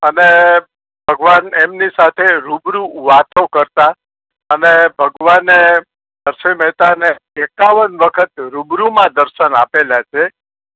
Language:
Gujarati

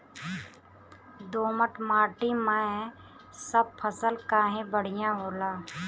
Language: Bhojpuri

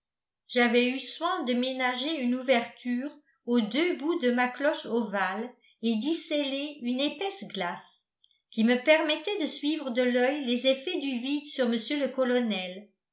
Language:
French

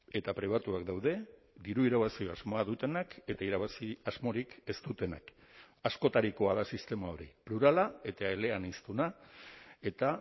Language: Basque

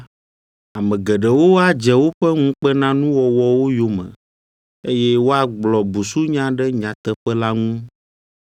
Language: Ewe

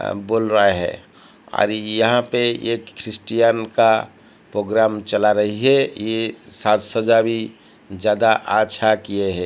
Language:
Hindi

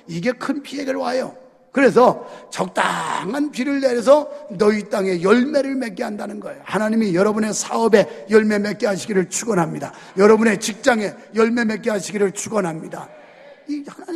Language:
Korean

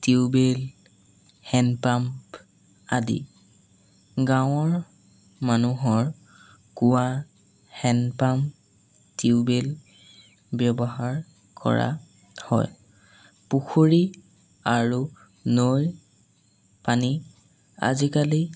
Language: Assamese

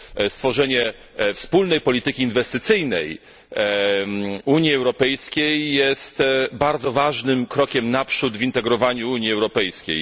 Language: Polish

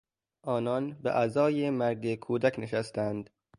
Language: Persian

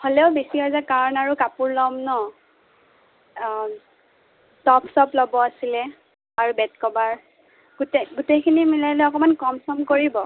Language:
Assamese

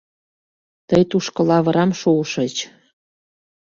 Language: Mari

